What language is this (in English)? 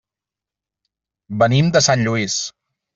Catalan